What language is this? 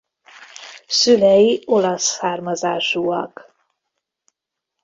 Hungarian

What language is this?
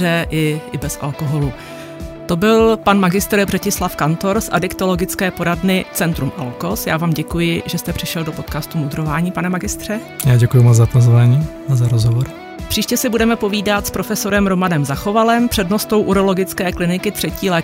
Czech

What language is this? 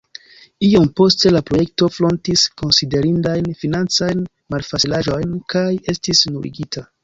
Esperanto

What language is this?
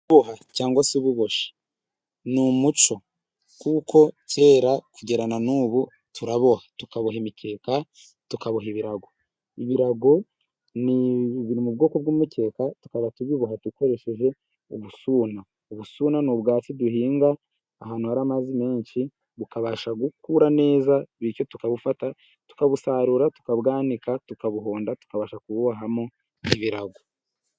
Kinyarwanda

